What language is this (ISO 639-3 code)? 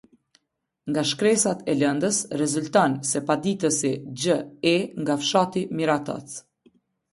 sqi